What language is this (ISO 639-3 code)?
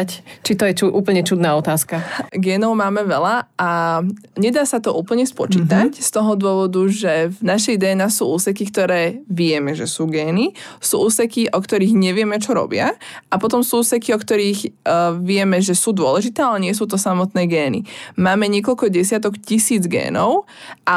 slk